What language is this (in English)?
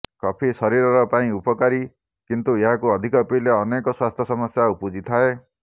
Odia